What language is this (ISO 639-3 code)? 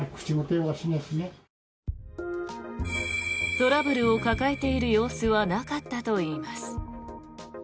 jpn